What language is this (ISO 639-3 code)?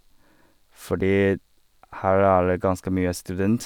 nor